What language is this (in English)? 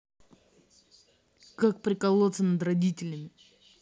Russian